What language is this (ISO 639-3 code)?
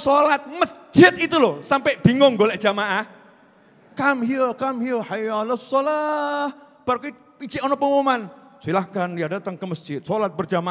ind